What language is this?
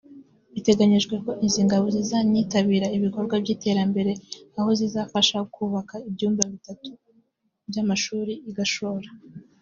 Kinyarwanda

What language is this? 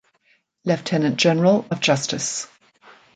English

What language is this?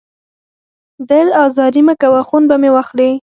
Pashto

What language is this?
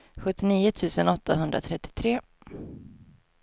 Swedish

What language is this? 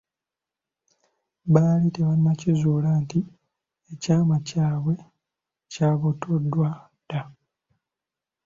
Ganda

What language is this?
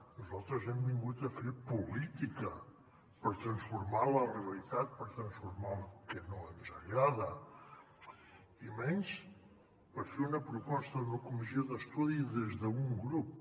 Catalan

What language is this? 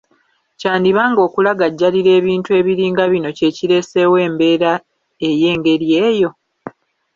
Ganda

